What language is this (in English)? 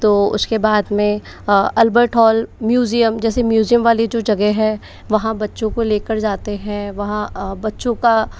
Hindi